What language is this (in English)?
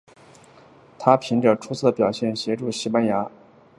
Chinese